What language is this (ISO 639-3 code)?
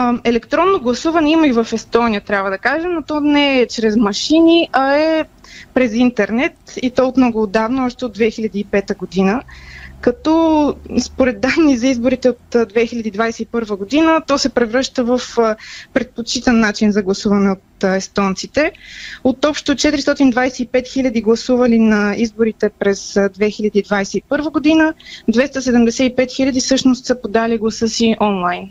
bul